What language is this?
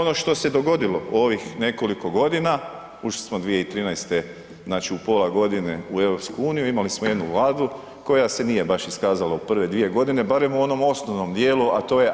Croatian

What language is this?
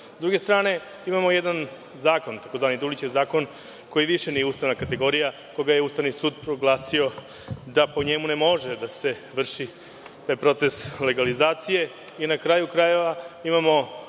Serbian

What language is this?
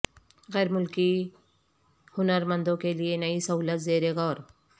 Urdu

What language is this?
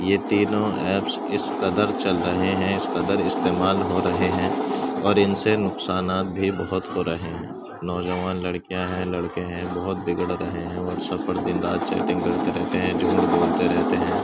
Urdu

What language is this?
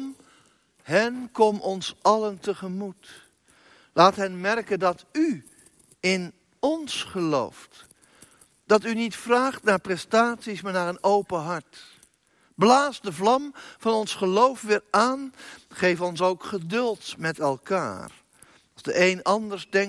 Dutch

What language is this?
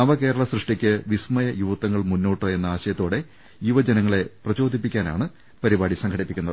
Malayalam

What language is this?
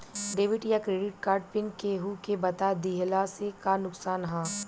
Bhojpuri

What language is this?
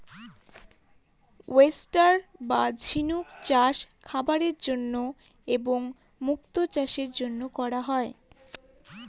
Bangla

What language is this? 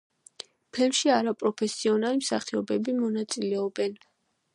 Georgian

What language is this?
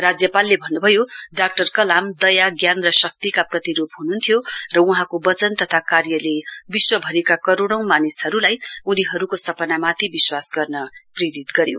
Nepali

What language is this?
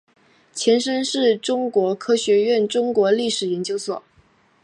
Chinese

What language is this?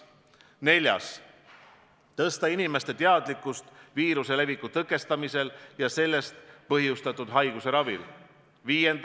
Estonian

